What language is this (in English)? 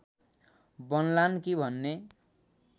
Nepali